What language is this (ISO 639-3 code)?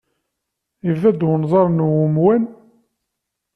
kab